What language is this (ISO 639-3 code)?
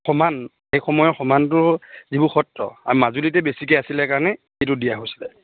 asm